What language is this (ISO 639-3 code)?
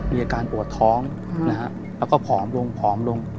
tha